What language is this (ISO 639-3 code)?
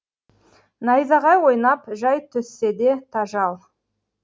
kaz